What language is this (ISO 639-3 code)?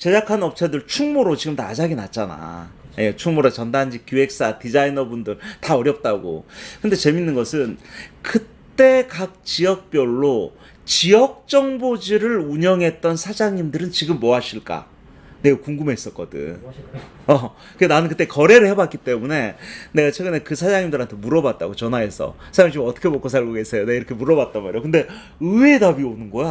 kor